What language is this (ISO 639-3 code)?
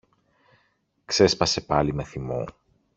ell